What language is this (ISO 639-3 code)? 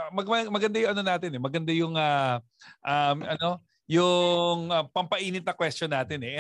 fil